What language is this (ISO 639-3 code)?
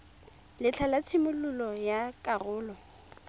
tsn